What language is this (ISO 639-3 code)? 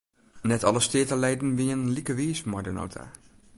fry